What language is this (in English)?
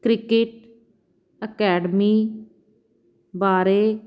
Punjabi